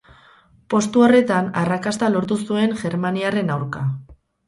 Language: Basque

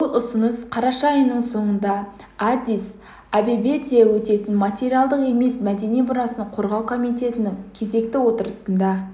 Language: Kazakh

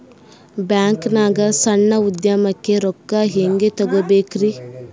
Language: Kannada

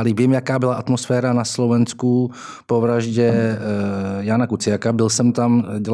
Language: Czech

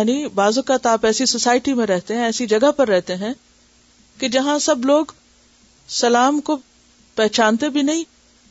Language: Urdu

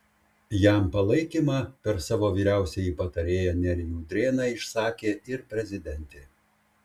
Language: Lithuanian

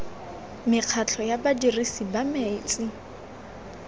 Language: Tswana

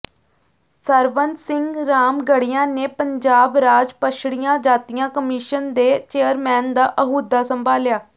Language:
Punjabi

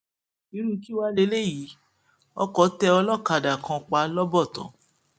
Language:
Yoruba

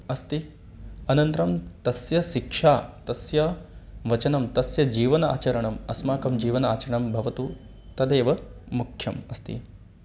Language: Sanskrit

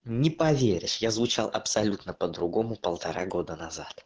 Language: Russian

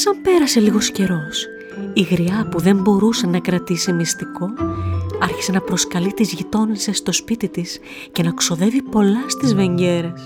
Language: Greek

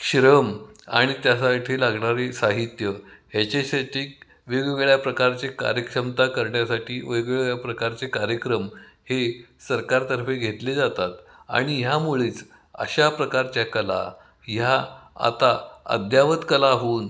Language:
Marathi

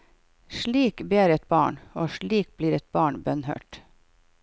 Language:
Norwegian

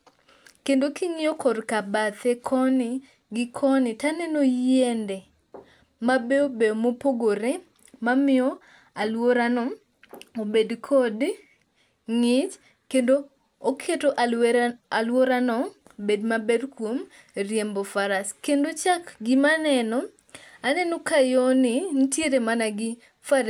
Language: Luo (Kenya and Tanzania)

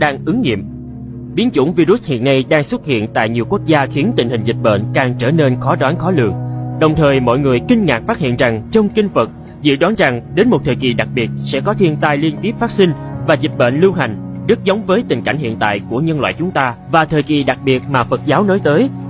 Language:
Vietnamese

